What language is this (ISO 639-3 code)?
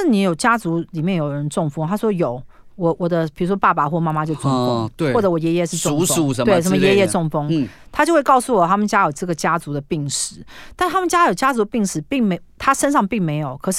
zho